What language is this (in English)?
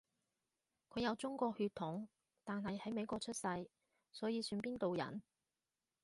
Cantonese